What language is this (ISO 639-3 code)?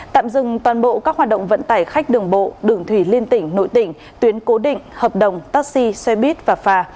vie